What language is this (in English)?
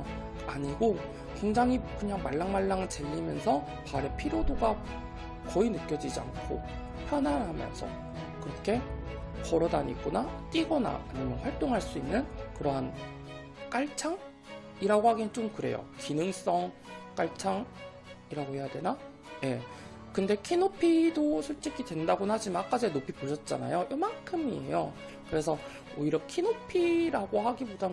Korean